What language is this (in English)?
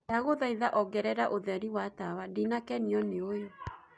Kikuyu